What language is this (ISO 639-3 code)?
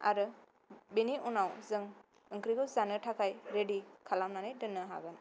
brx